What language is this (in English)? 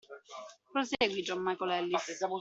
Italian